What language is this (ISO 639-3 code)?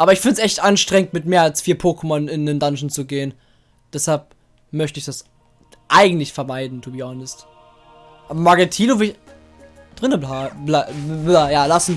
deu